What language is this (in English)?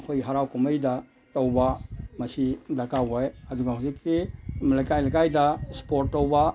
Manipuri